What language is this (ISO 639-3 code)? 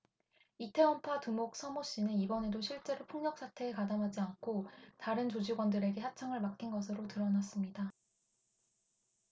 kor